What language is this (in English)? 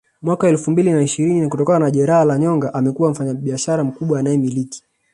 Swahili